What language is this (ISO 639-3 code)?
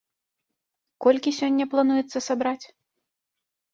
bel